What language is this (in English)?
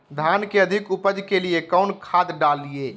Magahi